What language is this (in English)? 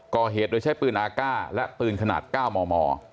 Thai